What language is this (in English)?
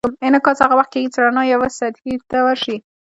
Pashto